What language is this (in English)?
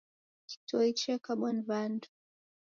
Taita